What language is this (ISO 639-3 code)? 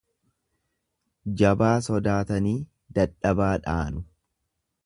orm